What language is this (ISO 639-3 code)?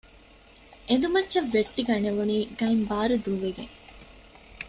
div